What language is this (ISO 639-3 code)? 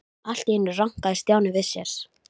isl